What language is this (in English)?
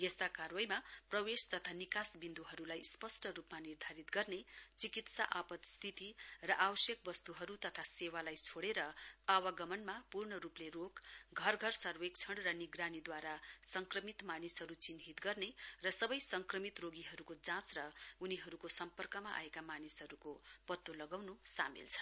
Nepali